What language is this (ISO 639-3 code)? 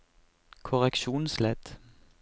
nor